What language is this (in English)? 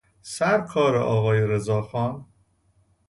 Persian